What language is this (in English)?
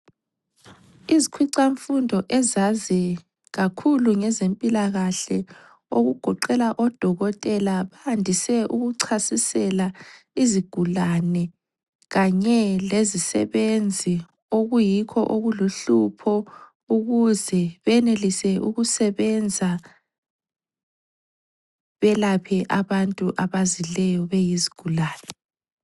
North Ndebele